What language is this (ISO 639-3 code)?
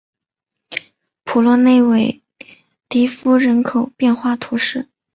zho